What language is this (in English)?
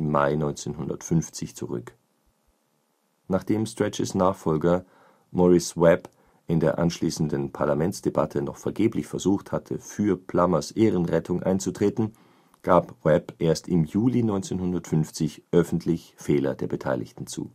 German